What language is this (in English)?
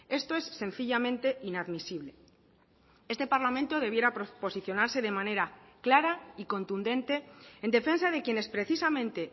Spanish